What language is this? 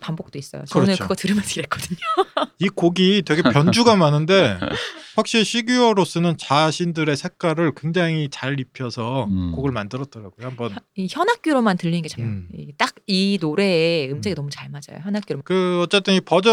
Korean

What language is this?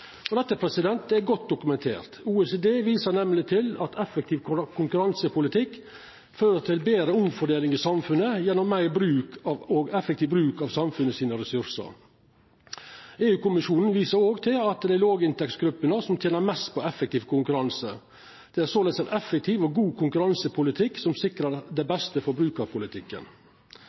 Norwegian Nynorsk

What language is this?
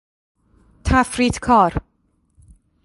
Persian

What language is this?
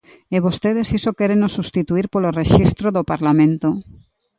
Galician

